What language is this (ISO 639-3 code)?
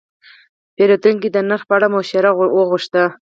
pus